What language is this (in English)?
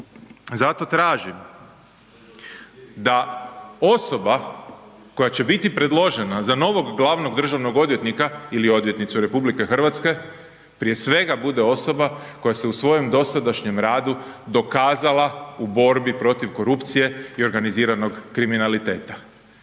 Croatian